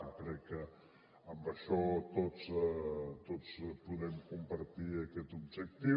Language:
Catalan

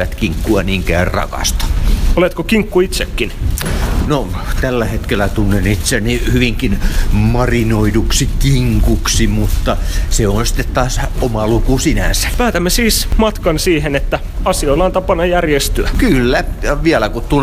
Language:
Finnish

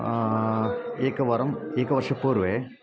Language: Sanskrit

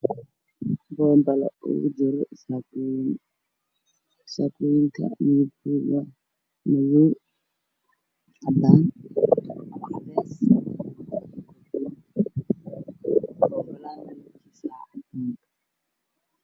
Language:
Somali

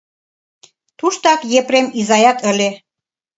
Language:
Mari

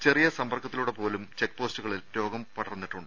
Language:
Malayalam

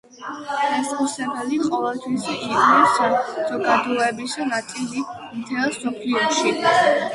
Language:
Georgian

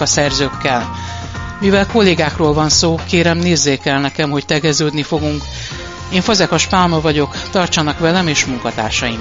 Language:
Hungarian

